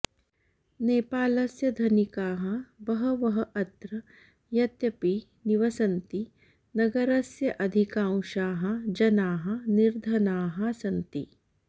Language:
Sanskrit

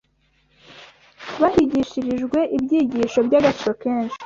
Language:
Kinyarwanda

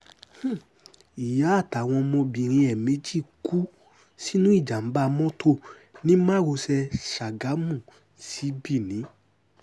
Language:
Yoruba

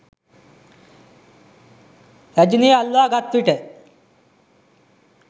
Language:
Sinhala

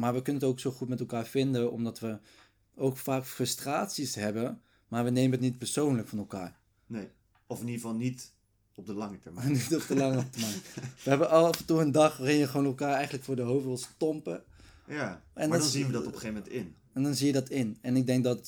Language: Dutch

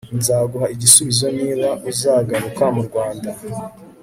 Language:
Kinyarwanda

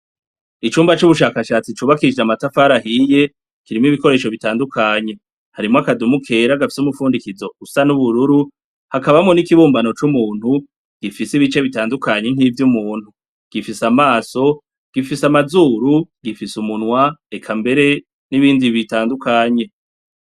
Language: Rundi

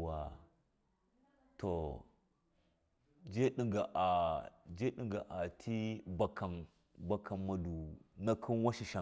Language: Miya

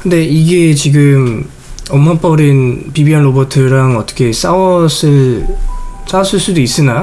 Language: Korean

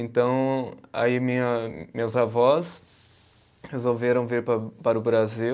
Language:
Portuguese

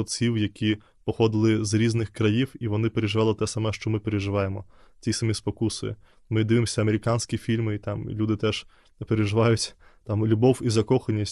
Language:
Ukrainian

